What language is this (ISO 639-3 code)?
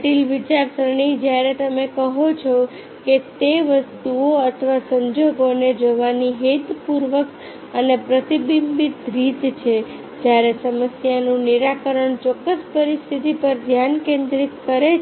guj